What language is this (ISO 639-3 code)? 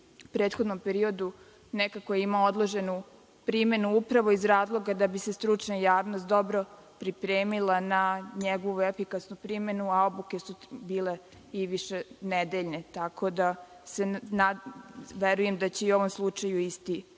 srp